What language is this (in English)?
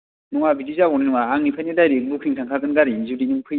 Bodo